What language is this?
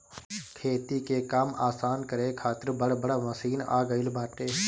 Bhojpuri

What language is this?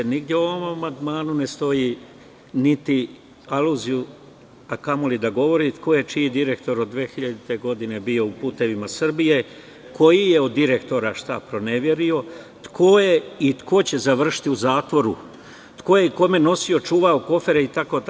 Serbian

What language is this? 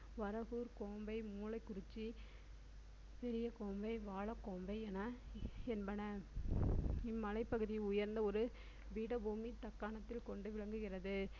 Tamil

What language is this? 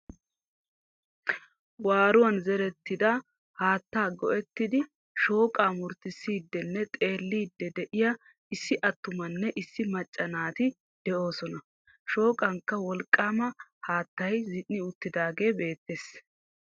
Wolaytta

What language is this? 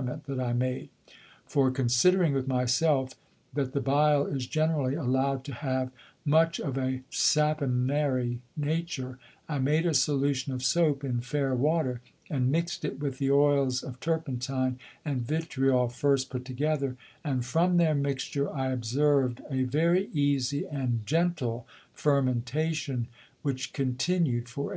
English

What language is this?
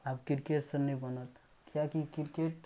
Maithili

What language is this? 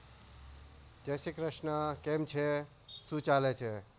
Gujarati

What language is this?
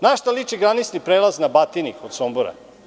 Serbian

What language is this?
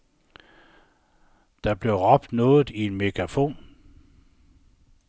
Danish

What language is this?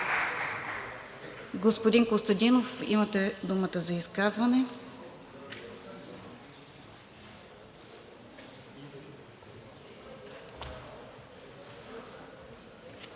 Bulgarian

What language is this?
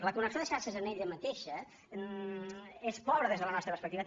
Catalan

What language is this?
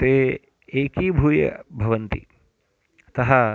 Sanskrit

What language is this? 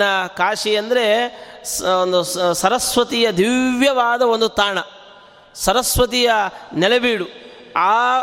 Kannada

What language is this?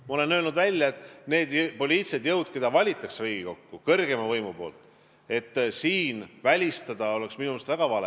Estonian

